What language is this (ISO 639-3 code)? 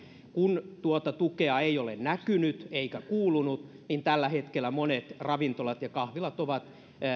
fin